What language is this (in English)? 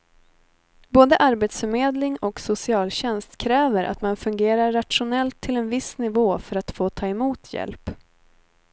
Swedish